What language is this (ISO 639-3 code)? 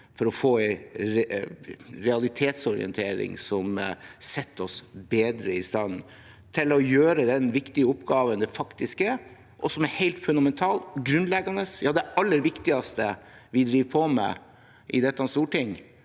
nor